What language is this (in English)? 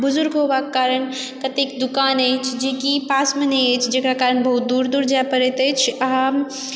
Maithili